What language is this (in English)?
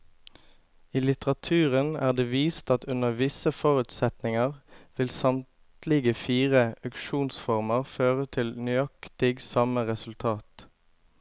Norwegian